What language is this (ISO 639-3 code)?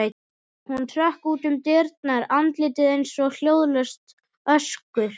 isl